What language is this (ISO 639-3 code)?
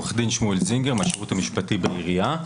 heb